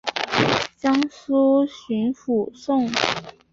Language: Chinese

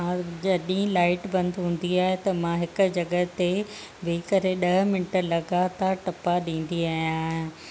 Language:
Sindhi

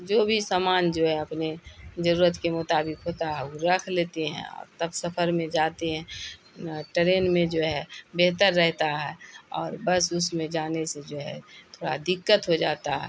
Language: Urdu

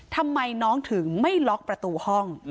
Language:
Thai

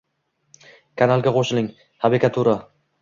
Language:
Uzbek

